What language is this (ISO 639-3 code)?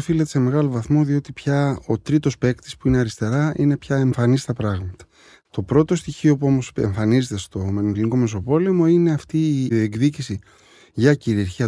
ell